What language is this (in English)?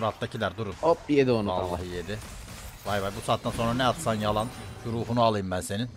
Turkish